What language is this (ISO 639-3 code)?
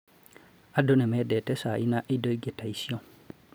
kik